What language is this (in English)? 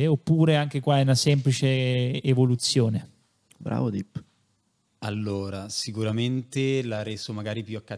Italian